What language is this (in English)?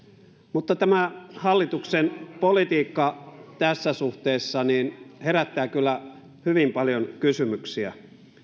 Finnish